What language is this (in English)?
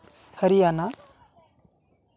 Santali